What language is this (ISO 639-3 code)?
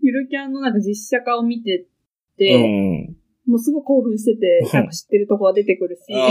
jpn